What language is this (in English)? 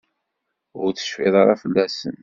Kabyle